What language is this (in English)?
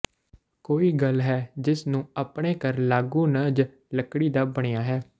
Punjabi